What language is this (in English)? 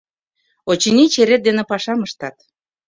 Mari